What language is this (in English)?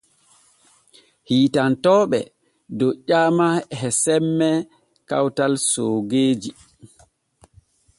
Borgu Fulfulde